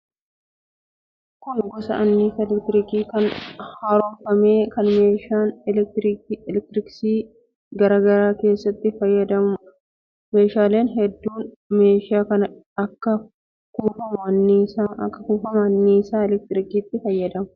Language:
Oromo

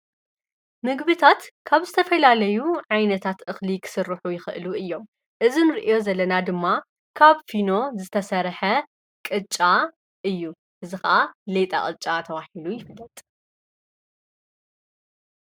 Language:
Tigrinya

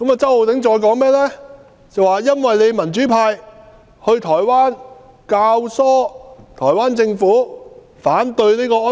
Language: Cantonese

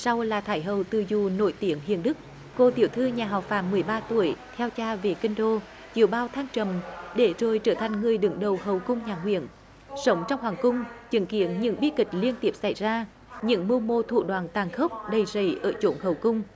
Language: Vietnamese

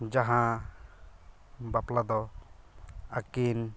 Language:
Santali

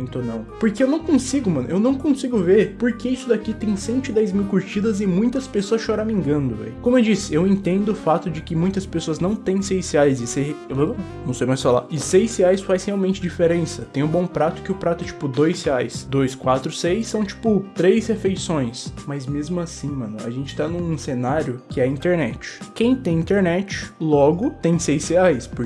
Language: Portuguese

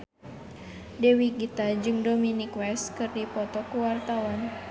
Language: Sundanese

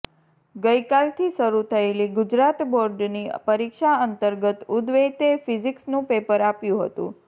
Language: Gujarati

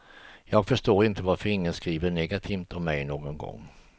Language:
Swedish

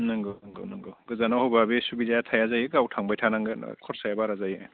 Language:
Bodo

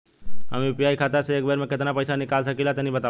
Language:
Bhojpuri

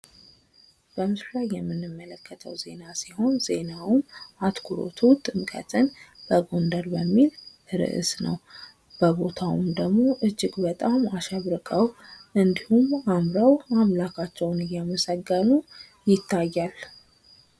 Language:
Amharic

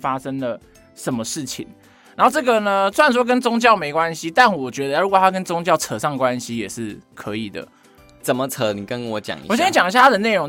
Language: Chinese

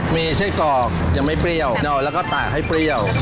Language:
Thai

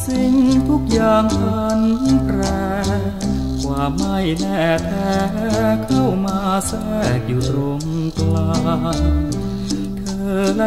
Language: Thai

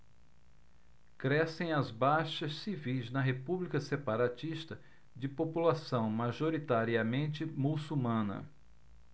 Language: Portuguese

